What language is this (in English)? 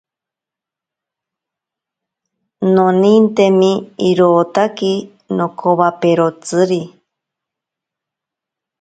Ashéninka Perené